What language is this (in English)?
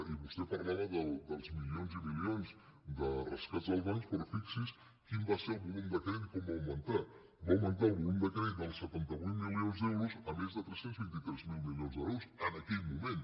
Catalan